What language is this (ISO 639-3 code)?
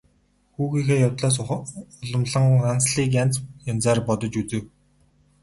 mon